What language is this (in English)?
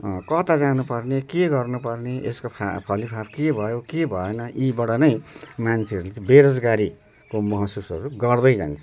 Nepali